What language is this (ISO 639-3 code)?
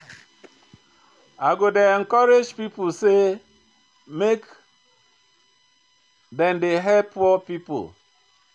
pcm